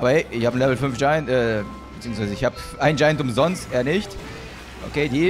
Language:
German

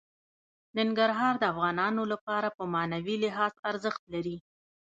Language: Pashto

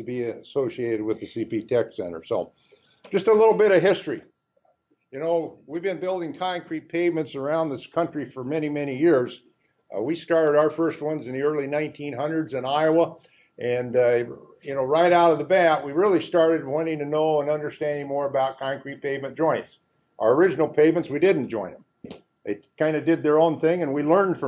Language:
English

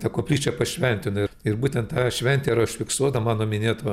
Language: Lithuanian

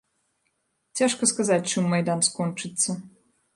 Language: Belarusian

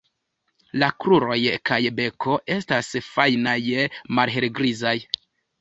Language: Esperanto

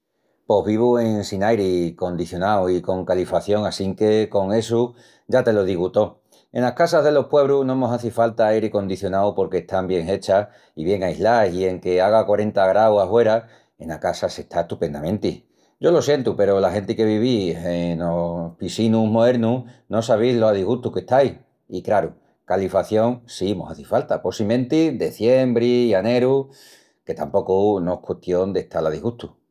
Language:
Extremaduran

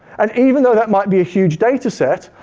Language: English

